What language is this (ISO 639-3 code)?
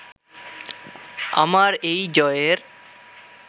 ben